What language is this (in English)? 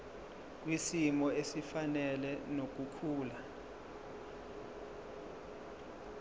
Zulu